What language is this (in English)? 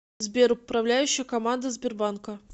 Russian